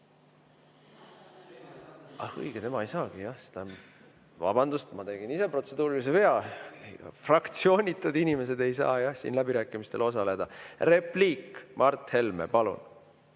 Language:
Estonian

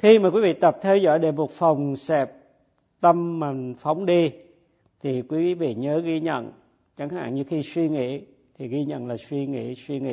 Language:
Vietnamese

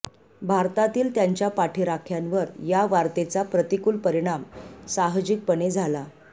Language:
Marathi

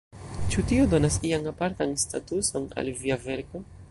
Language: Esperanto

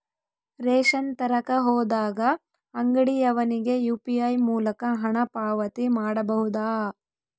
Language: Kannada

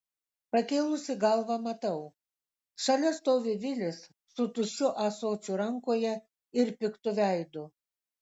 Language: Lithuanian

